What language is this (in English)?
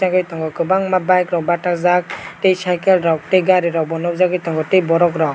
Kok Borok